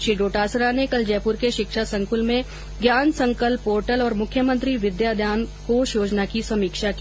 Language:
Hindi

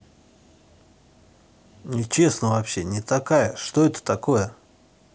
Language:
Russian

